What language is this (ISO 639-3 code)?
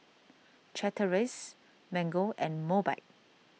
eng